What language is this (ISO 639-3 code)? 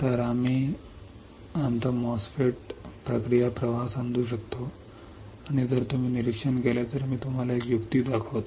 mar